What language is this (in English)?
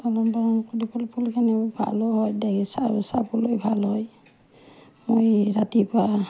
Assamese